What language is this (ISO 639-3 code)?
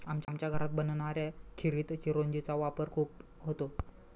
mar